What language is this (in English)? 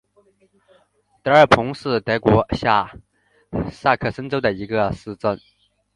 Chinese